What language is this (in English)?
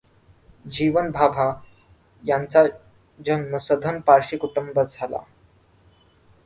Marathi